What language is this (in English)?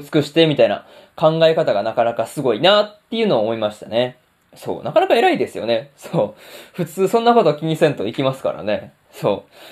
Japanese